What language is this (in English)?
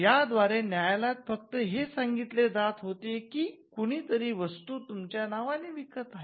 Marathi